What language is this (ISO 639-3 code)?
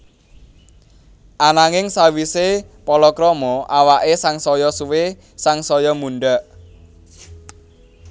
jav